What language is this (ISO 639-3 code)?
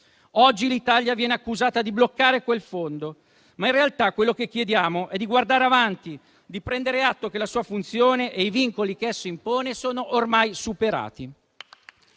ita